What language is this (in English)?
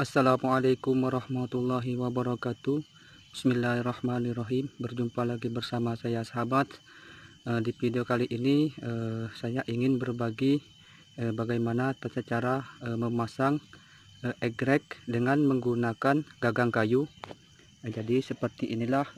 Indonesian